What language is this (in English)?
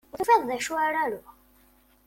Kabyle